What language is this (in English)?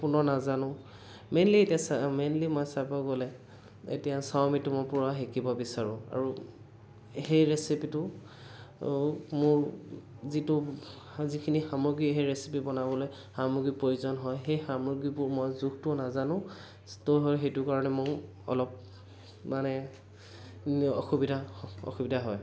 Assamese